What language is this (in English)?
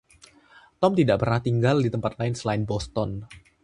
Indonesian